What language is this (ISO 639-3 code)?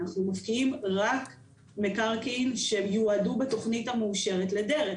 heb